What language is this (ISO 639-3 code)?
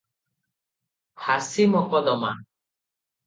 ori